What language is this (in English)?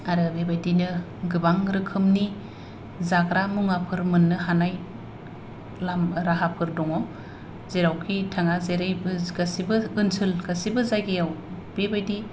Bodo